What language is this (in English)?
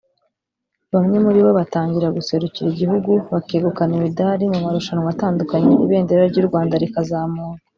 Kinyarwanda